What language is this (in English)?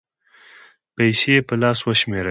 Pashto